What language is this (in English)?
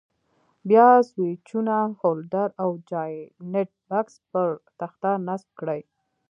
Pashto